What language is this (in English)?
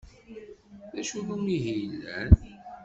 Kabyle